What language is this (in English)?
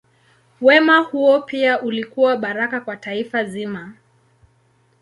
Swahili